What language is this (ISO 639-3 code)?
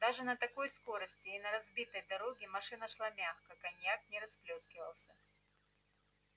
rus